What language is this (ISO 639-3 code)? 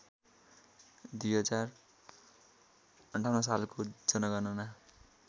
nep